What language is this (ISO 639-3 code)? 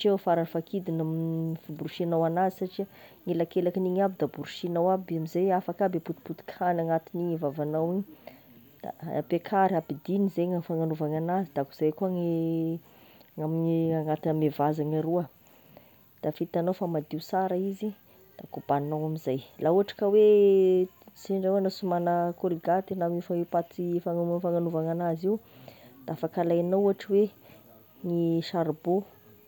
tkg